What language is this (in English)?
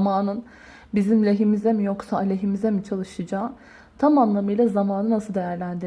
Turkish